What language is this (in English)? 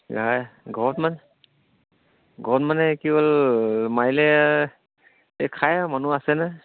Assamese